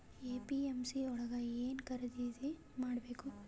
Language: Kannada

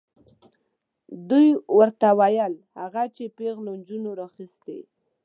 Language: Pashto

